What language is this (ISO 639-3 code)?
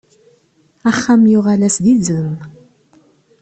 kab